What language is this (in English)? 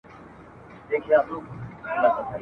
Pashto